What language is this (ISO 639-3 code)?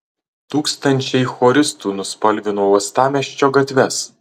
lit